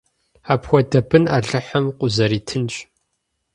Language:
Kabardian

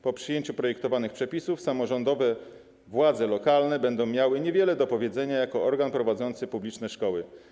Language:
Polish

